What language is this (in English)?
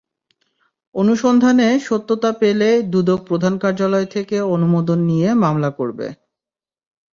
Bangla